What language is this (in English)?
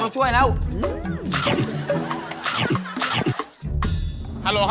Thai